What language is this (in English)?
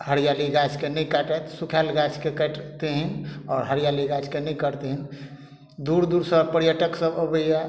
Maithili